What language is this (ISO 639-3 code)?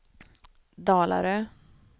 swe